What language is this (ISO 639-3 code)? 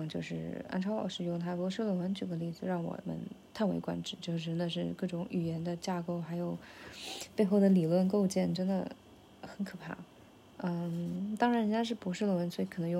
zho